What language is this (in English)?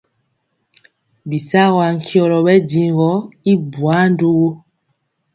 Mpiemo